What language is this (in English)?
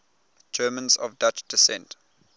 English